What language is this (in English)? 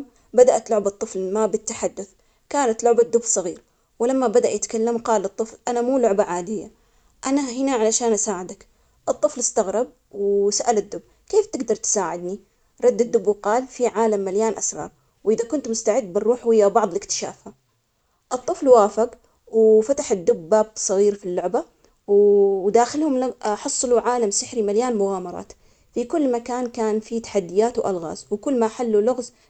Omani Arabic